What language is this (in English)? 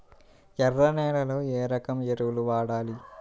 Telugu